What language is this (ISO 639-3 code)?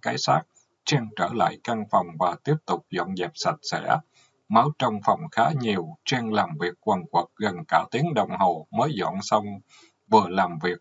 vie